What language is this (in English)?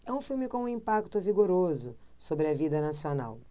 Portuguese